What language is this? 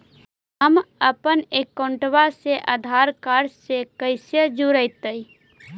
Magahi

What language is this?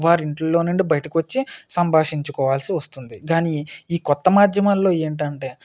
Telugu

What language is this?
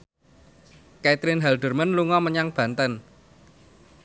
Javanese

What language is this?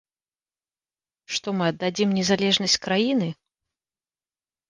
Belarusian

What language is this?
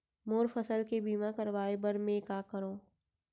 Chhattisgarhi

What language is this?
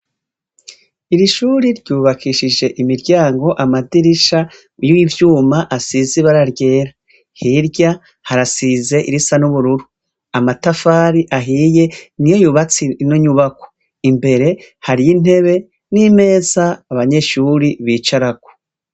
Rundi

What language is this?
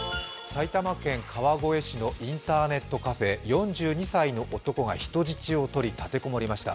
Japanese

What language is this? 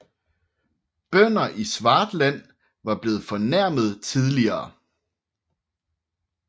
Danish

